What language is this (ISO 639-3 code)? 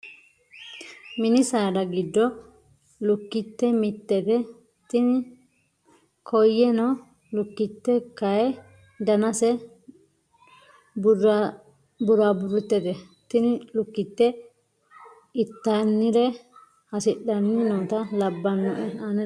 sid